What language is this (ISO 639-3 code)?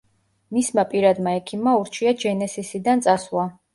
kat